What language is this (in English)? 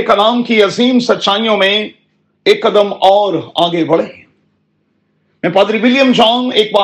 Urdu